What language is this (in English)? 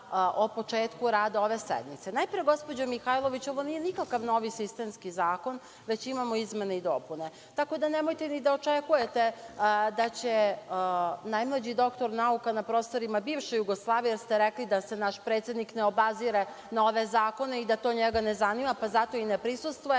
Serbian